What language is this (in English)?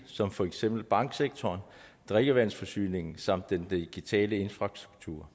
Danish